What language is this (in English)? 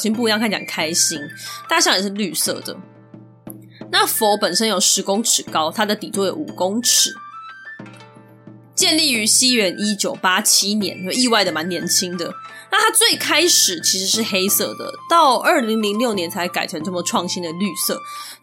Chinese